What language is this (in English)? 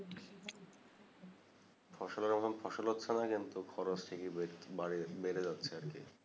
Bangla